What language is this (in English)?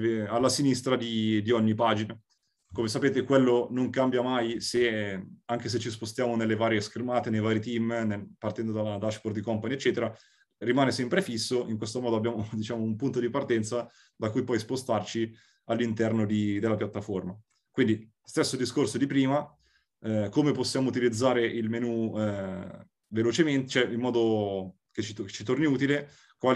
Italian